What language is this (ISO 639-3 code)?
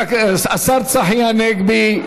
heb